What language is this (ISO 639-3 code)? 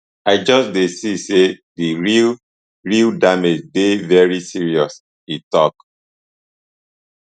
pcm